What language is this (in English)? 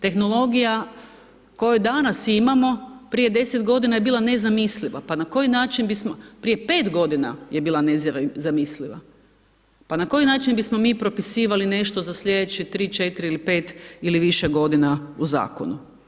Croatian